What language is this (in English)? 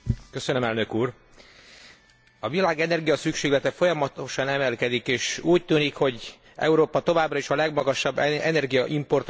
Hungarian